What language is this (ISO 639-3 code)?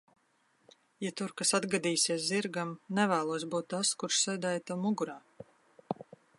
lav